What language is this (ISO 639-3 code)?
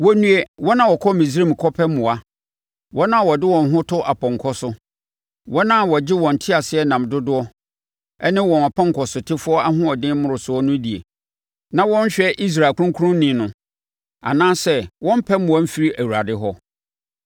aka